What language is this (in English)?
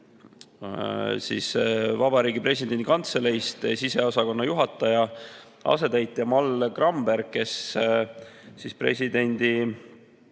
Estonian